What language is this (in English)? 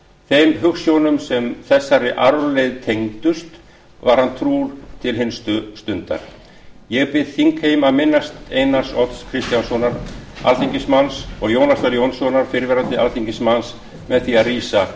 Icelandic